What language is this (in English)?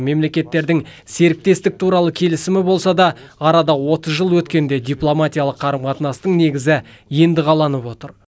Kazakh